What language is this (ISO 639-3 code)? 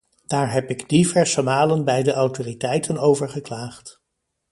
nld